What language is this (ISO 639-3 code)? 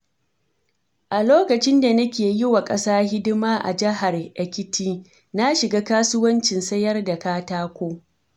hau